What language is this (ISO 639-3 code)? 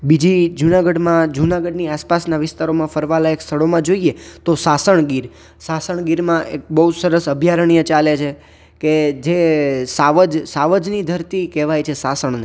guj